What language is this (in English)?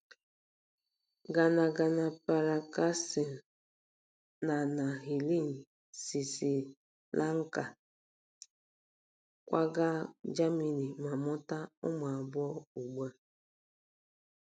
Igbo